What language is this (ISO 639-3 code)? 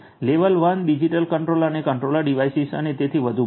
guj